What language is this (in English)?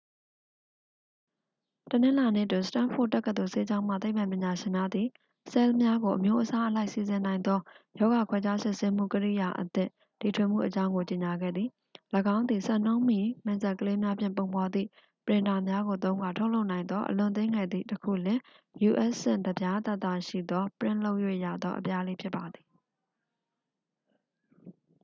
Burmese